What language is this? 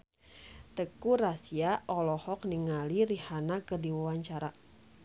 Sundanese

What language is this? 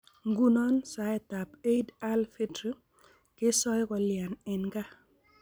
Kalenjin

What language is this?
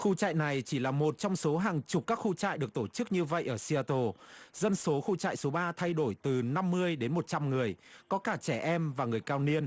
Vietnamese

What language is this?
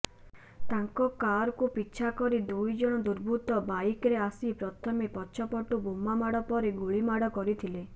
Odia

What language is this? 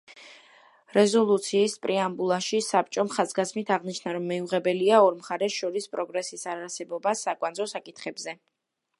Georgian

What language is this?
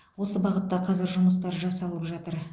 Kazakh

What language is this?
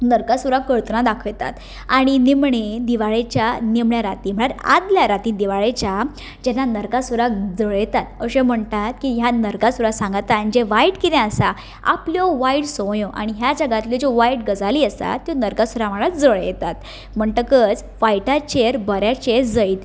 Konkani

